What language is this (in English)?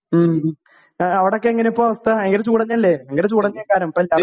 Malayalam